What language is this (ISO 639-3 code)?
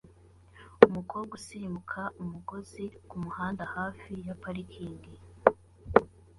kin